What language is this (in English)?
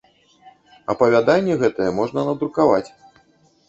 Belarusian